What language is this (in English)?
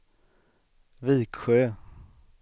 Swedish